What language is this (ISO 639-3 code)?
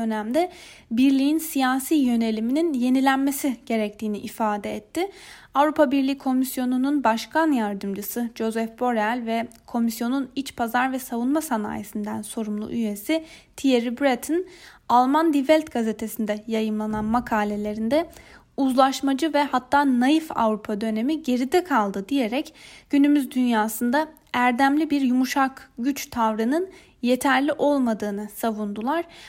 tur